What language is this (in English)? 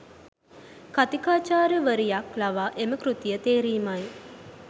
Sinhala